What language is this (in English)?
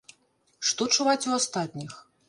Belarusian